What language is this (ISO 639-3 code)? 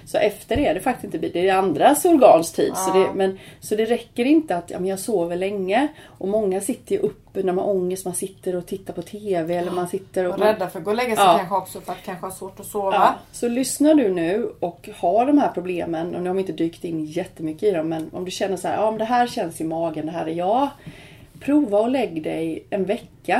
swe